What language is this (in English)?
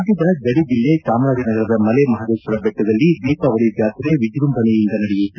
Kannada